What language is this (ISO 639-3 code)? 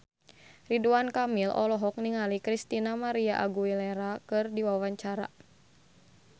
sun